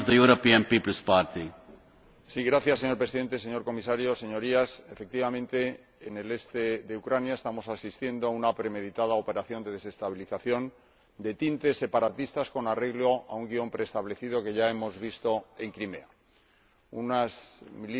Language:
Spanish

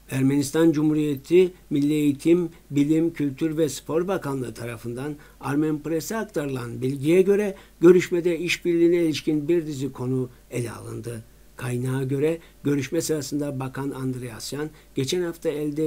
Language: Turkish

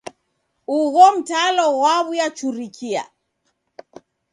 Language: Taita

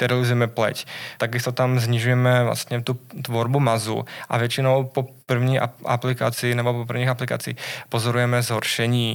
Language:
Czech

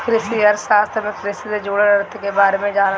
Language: Bhojpuri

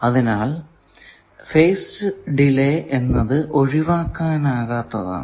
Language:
Malayalam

